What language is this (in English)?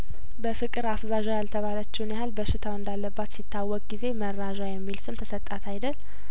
Amharic